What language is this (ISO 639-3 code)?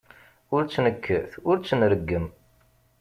kab